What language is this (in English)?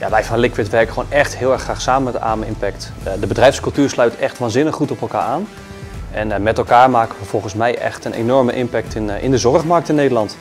Dutch